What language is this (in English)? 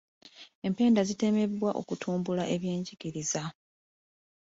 Ganda